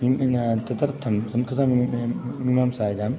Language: Sanskrit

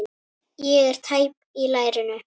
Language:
Icelandic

